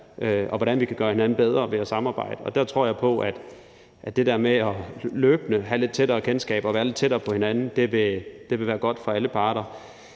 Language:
Danish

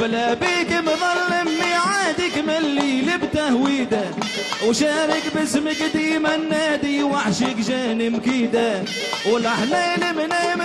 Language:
Arabic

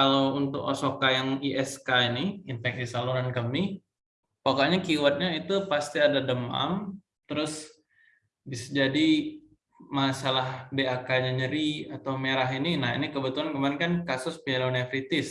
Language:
Indonesian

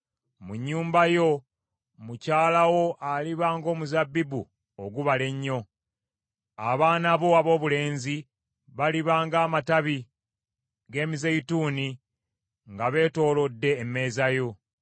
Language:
Ganda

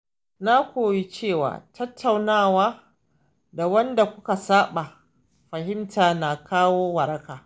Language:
Hausa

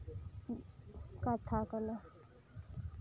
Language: Santali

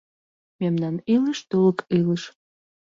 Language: Mari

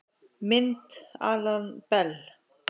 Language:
Icelandic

